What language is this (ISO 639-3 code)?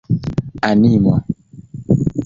epo